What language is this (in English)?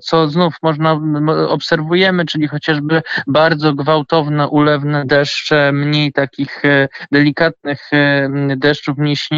Polish